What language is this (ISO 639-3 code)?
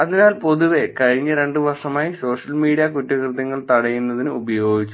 mal